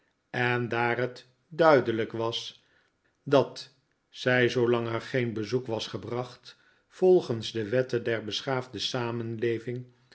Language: Dutch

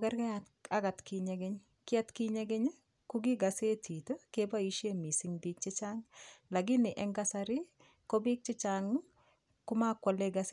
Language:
Kalenjin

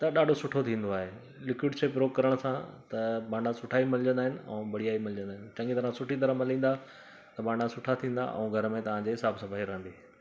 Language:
Sindhi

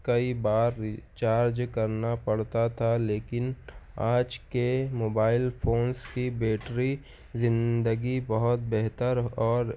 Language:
Urdu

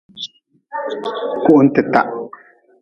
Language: Nawdm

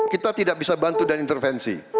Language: Indonesian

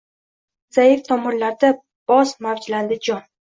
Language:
Uzbek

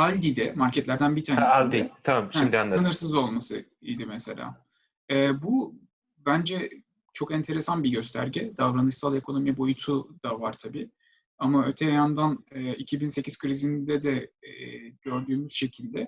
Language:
Turkish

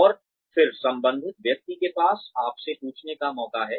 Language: Hindi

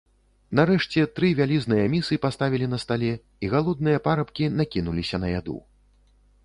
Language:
Belarusian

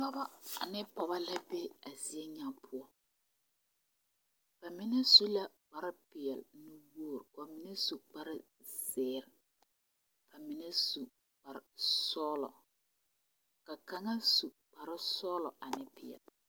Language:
Southern Dagaare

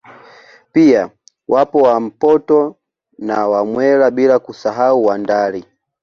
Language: Swahili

